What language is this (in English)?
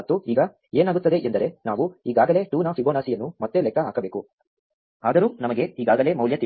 Kannada